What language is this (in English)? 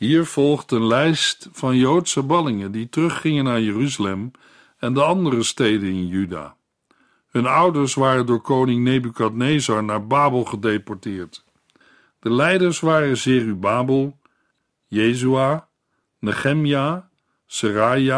Dutch